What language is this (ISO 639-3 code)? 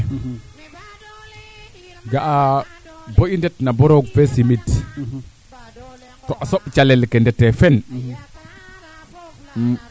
srr